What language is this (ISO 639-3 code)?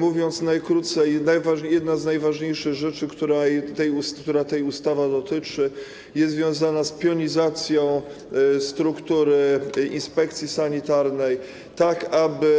pol